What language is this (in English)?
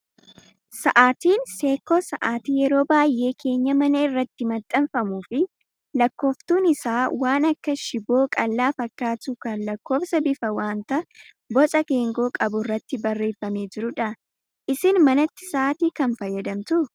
Oromo